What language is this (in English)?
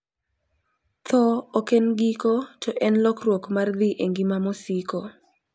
Luo (Kenya and Tanzania)